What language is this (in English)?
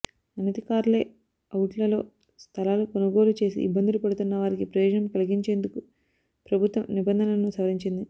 Telugu